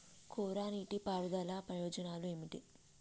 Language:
Telugu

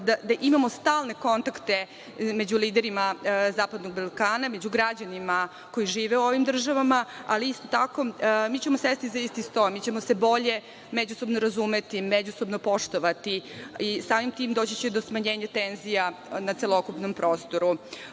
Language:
Serbian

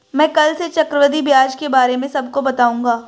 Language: Hindi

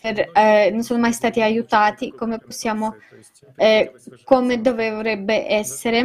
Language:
Italian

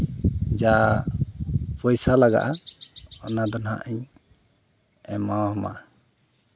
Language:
Santali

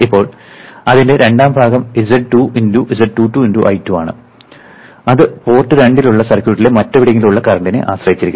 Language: Malayalam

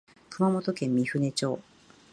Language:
Japanese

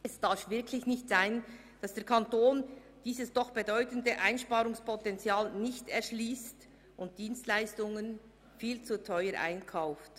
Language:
Swiss German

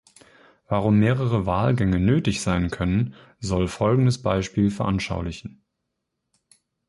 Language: German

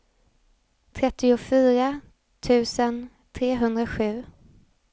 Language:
Swedish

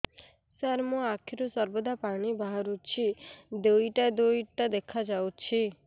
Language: Odia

